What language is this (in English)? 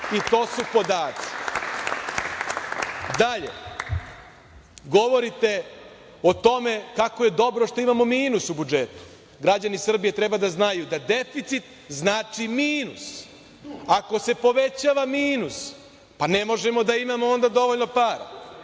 Serbian